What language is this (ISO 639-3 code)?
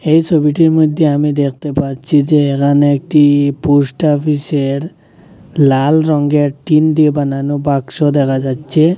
ben